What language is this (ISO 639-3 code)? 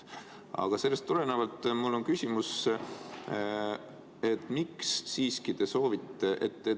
est